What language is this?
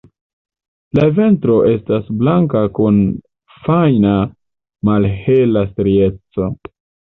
Esperanto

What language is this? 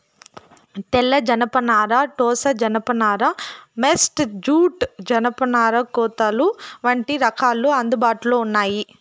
Telugu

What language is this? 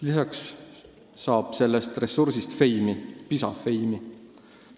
Estonian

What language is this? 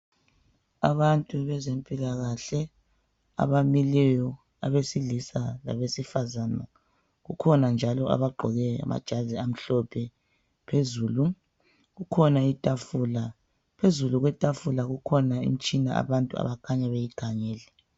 North Ndebele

